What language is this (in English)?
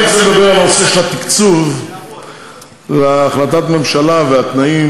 Hebrew